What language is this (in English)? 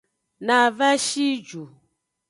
Aja (Benin)